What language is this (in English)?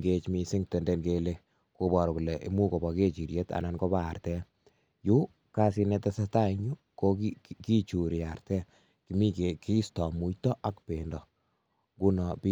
Kalenjin